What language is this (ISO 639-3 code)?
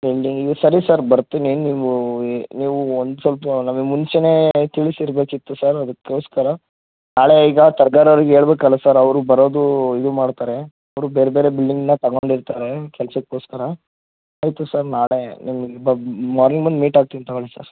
kan